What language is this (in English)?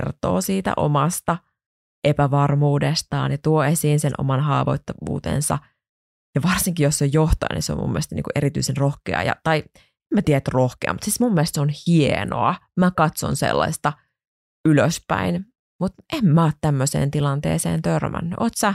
Finnish